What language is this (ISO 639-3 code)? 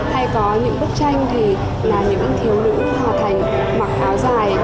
vie